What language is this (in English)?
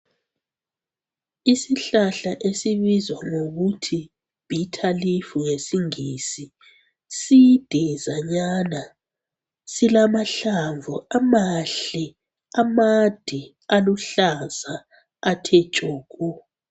North Ndebele